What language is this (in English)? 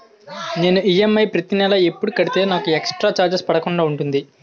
Telugu